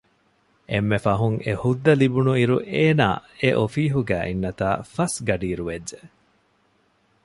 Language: Divehi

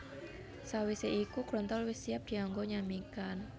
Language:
Javanese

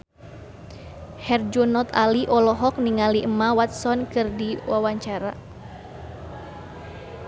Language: Sundanese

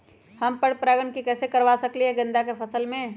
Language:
Magahi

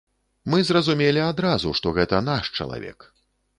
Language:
Belarusian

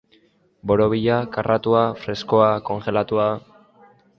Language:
Basque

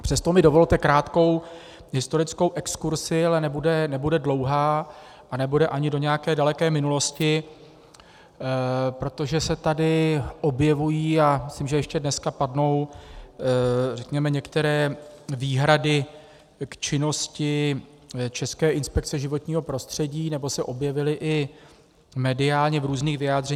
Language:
Czech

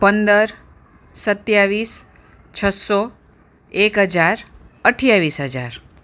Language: Gujarati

